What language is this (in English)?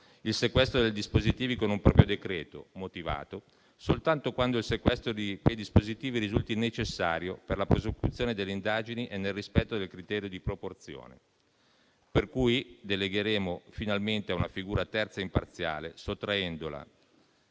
Italian